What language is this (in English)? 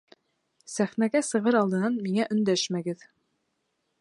Bashkir